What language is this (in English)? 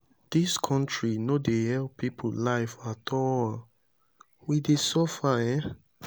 Nigerian Pidgin